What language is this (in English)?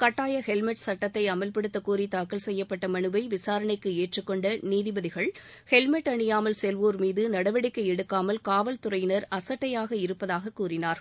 Tamil